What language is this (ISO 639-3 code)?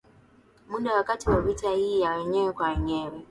swa